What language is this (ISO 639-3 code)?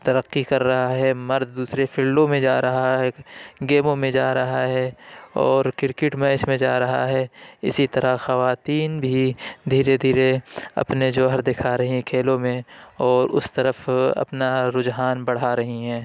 urd